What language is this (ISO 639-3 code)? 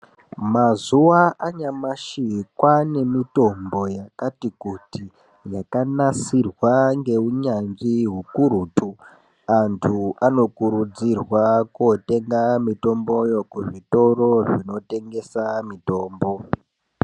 ndc